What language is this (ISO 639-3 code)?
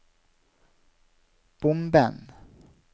nor